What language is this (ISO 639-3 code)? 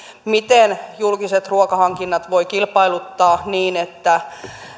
fin